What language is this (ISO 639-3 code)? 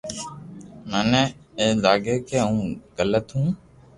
lrk